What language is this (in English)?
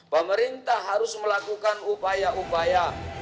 Indonesian